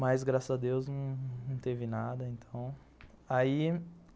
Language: Portuguese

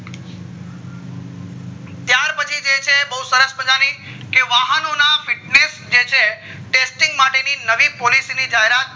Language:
Gujarati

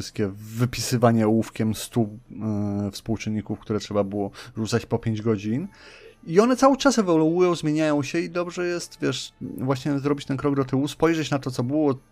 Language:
Polish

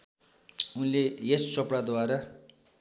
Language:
Nepali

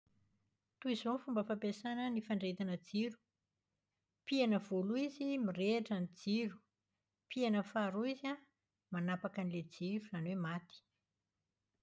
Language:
Malagasy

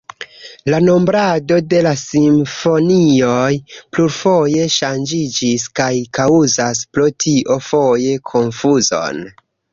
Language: Esperanto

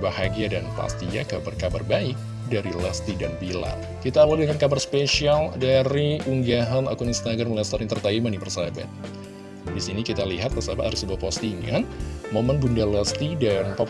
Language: Indonesian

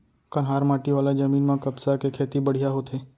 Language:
Chhattisgarhi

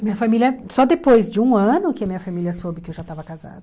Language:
Portuguese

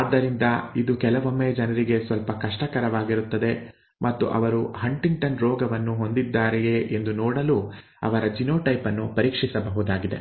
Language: Kannada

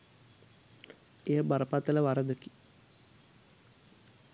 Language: Sinhala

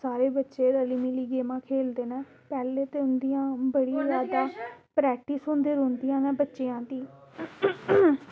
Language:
Dogri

